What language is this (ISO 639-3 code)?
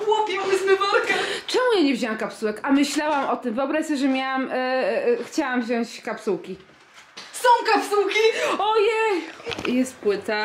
pol